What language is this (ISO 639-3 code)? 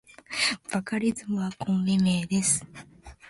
jpn